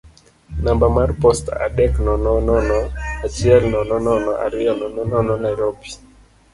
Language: Luo (Kenya and Tanzania)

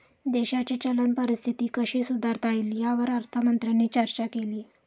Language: Marathi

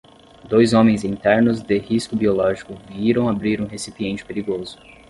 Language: Portuguese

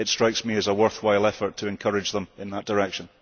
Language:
English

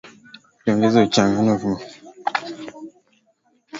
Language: Swahili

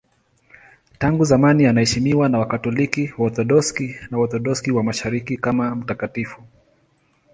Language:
Swahili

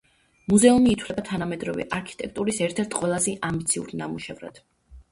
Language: Georgian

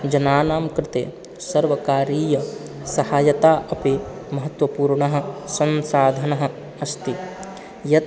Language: Sanskrit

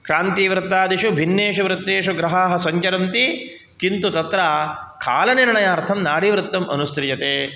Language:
Sanskrit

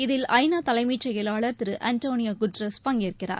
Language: Tamil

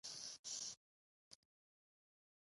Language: Pashto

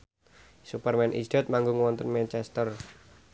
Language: Javanese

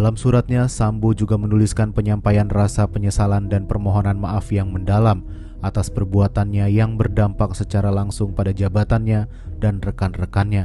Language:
Indonesian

